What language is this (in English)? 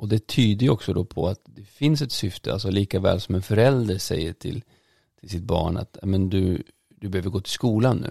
Swedish